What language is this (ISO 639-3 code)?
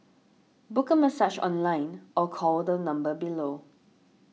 eng